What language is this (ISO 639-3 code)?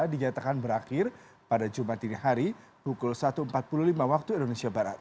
ind